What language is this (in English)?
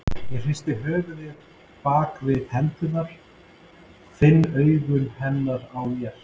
Icelandic